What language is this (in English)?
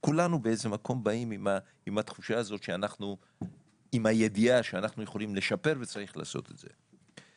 Hebrew